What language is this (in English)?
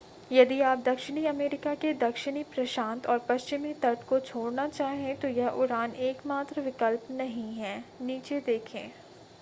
Hindi